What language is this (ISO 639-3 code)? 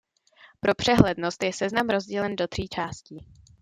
ces